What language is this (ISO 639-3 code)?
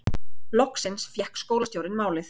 isl